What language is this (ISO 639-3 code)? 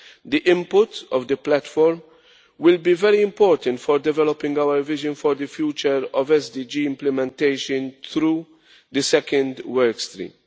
eng